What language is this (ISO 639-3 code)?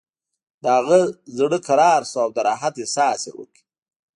pus